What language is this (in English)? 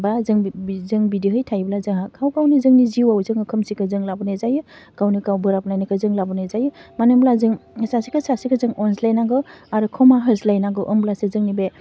Bodo